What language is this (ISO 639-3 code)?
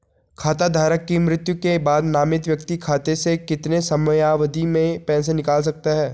hin